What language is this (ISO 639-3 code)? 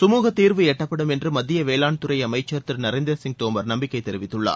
tam